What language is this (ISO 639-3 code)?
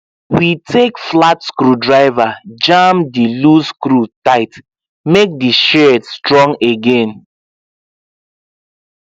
pcm